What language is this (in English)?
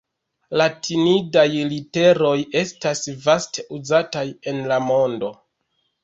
Esperanto